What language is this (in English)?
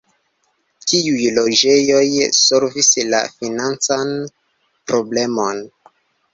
Esperanto